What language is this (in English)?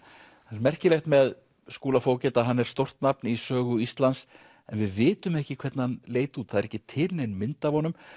Icelandic